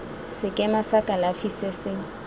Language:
Tswana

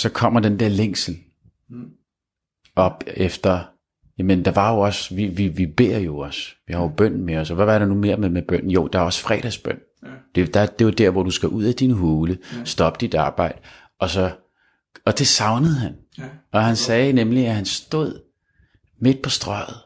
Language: Danish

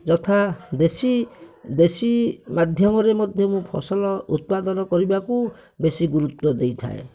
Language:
Odia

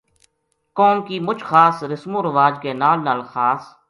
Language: Gujari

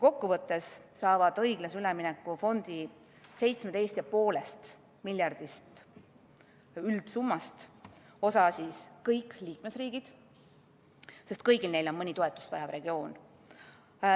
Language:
Estonian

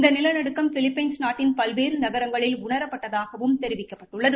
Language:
Tamil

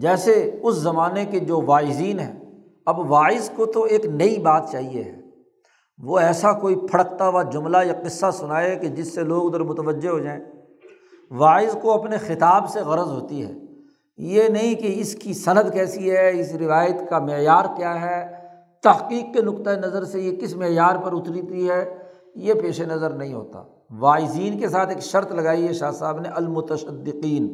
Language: Urdu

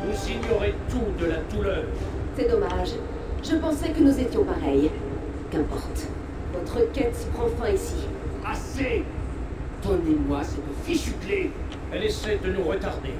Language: French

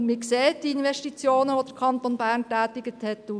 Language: Swiss German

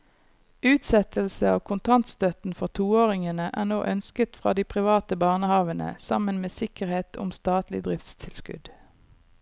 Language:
Norwegian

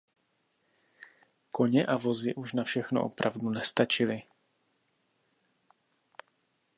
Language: Czech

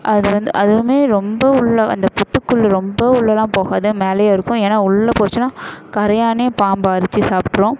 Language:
Tamil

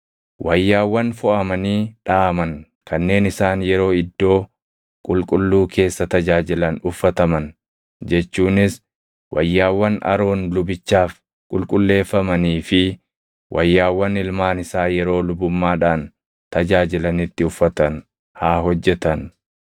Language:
Oromo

